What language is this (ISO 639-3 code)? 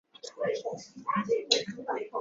zho